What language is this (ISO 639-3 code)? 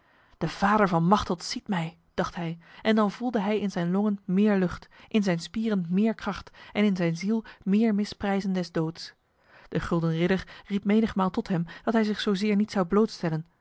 nld